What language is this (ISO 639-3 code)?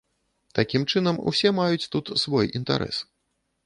bel